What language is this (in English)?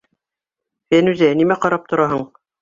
Bashkir